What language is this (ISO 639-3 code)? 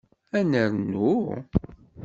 kab